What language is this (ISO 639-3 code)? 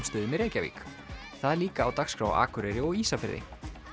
isl